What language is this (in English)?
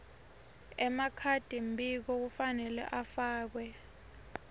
Swati